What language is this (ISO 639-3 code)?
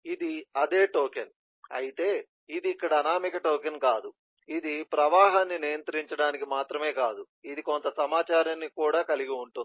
tel